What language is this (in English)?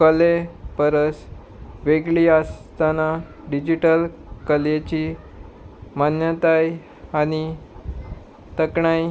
Konkani